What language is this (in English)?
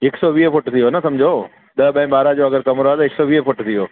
Sindhi